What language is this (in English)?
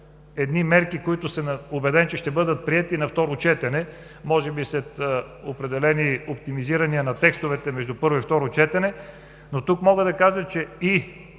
Bulgarian